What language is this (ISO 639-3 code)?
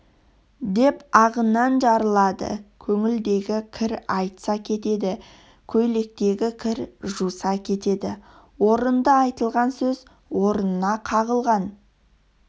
kaz